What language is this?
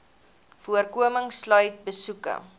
Afrikaans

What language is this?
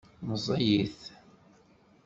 Kabyle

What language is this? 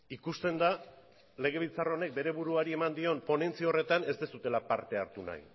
Basque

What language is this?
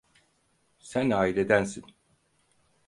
Turkish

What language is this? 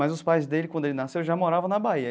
Portuguese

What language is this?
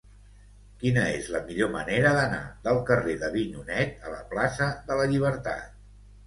Catalan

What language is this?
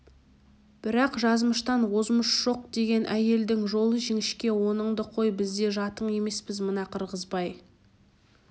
Kazakh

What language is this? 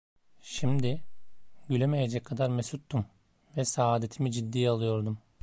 Turkish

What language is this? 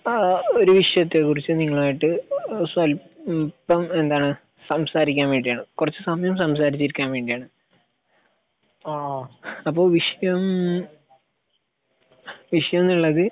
Malayalam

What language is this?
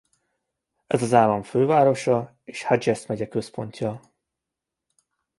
Hungarian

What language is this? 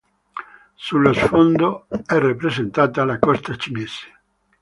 Italian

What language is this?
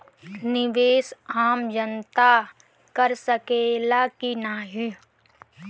Bhojpuri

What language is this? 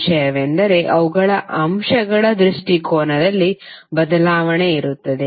Kannada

